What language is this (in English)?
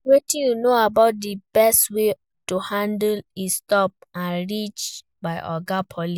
Nigerian Pidgin